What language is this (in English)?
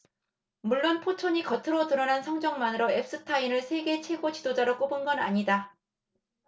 Korean